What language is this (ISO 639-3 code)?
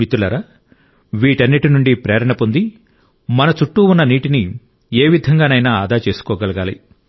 tel